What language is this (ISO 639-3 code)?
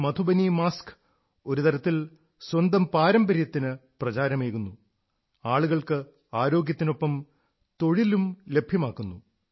mal